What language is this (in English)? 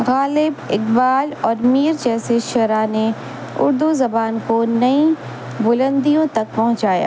Urdu